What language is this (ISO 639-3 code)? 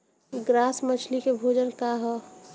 bho